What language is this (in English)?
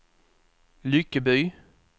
Swedish